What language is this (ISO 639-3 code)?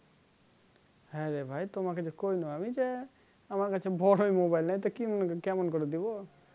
ben